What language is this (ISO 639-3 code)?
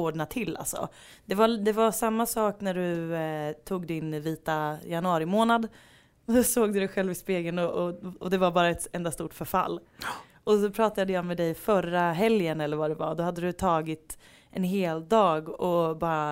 swe